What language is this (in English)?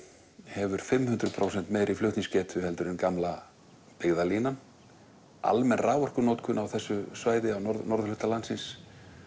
Icelandic